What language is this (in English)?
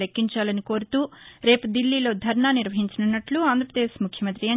Telugu